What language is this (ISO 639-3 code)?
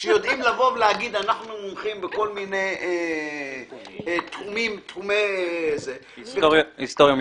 heb